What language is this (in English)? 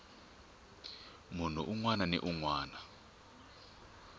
Tsonga